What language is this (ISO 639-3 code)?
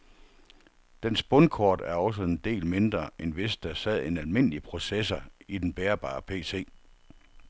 dan